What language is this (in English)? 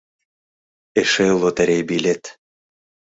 Mari